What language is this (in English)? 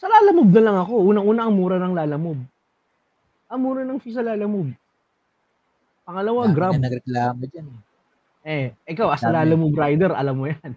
Filipino